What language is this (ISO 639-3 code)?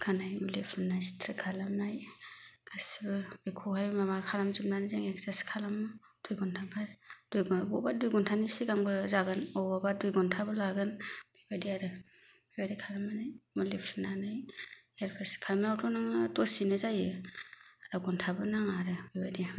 brx